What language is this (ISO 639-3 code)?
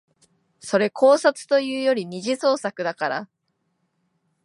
jpn